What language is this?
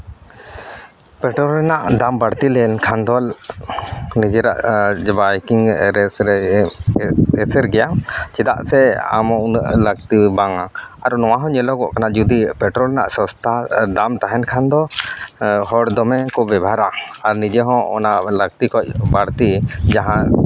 Santali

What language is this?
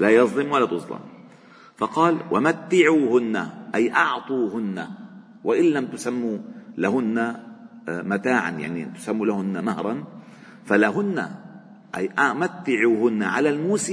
Arabic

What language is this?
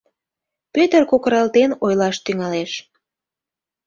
Mari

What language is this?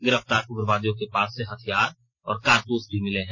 Hindi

